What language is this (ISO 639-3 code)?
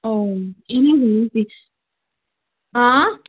kas